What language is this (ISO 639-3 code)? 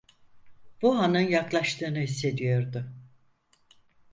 tur